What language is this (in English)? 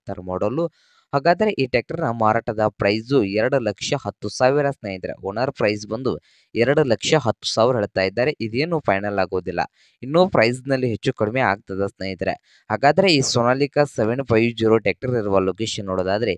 Kannada